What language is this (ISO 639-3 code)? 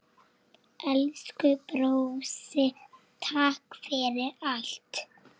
isl